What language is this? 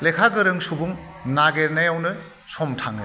Bodo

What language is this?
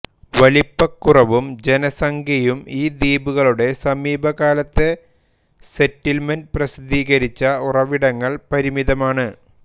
Malayalam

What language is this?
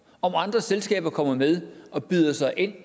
Danish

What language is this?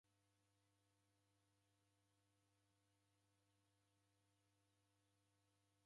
Taita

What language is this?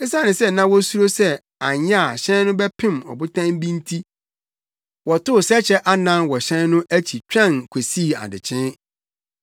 Akan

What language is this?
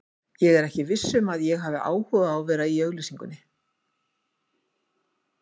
Icelandic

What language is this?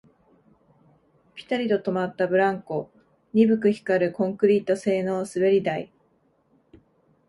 Japanese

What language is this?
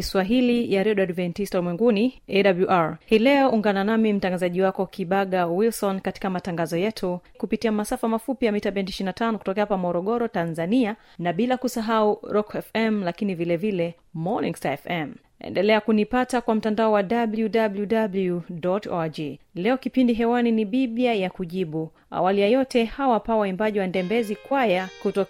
Swahili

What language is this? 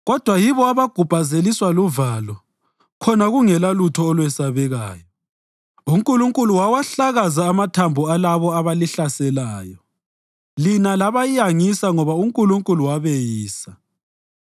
North Ndebele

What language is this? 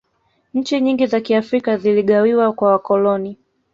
Swahili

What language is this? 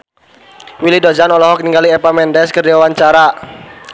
Sundanese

